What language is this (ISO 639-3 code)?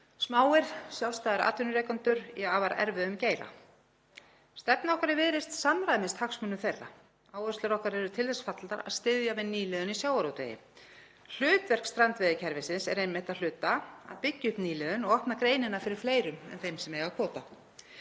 isl